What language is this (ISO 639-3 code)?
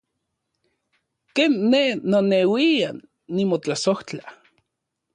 ncx